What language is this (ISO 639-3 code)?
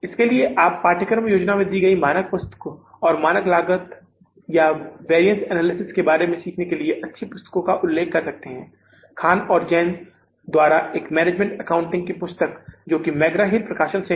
hin